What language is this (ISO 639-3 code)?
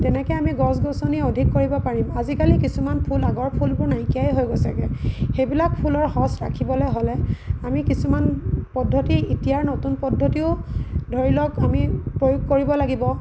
asm